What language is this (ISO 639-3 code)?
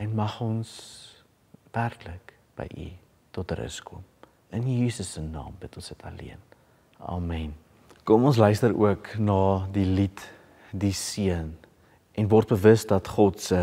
nld